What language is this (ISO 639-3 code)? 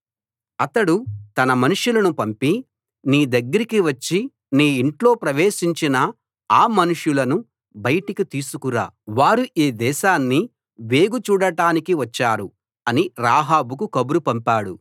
tel